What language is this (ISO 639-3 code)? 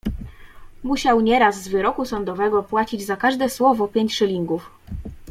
pol